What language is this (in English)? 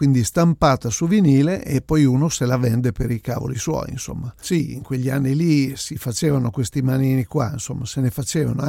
Italian